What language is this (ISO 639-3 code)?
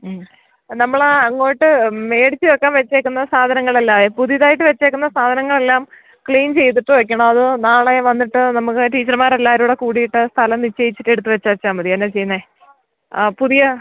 mal